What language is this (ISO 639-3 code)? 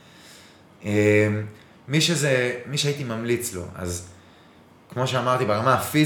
heb